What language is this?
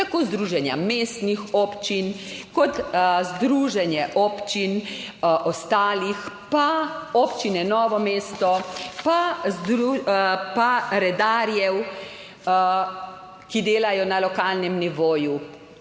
Slovenian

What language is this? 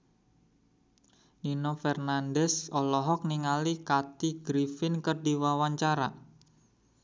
Sundanese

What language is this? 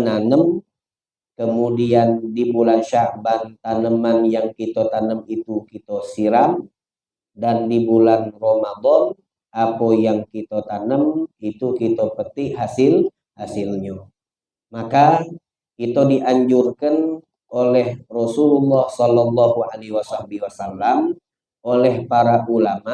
Indonesian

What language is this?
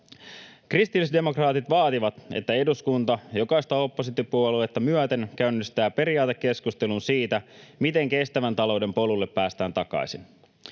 Finnish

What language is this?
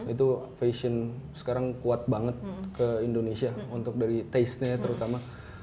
Indonesian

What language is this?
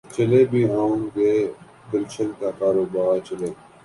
Urdu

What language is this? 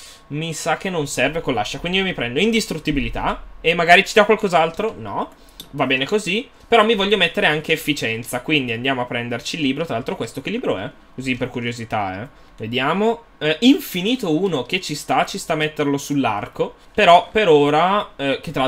Italian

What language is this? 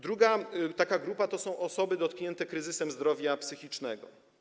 Polish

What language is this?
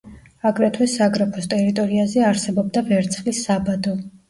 Georgian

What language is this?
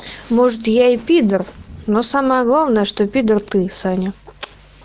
Russian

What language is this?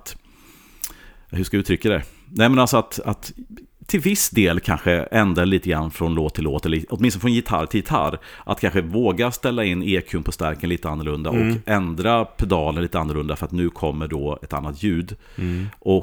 Swedish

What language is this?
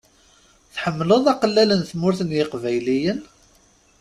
Kabyle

